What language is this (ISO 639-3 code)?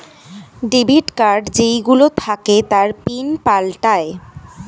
ben